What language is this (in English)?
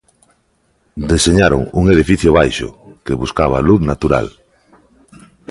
Galician